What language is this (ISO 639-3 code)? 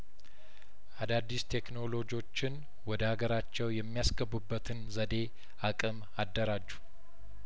amh